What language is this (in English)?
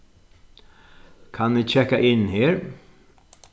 Faroese